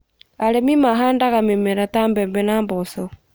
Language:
Kikuyu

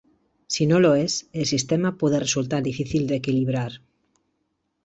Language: Spanish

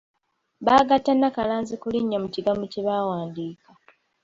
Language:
Ganda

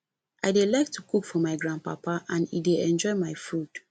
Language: Nigerian Pidgin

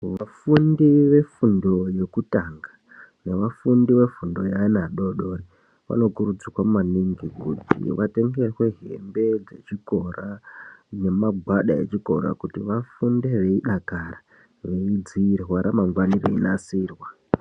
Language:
Ndau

